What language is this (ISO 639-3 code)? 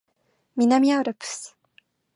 jpn